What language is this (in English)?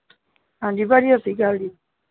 Punjabi